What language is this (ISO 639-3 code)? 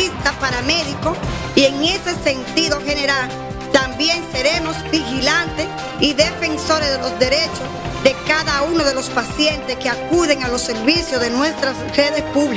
spa